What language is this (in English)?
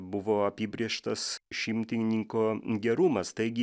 Lithuanian